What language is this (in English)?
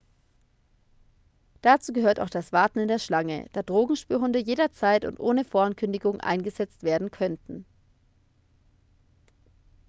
German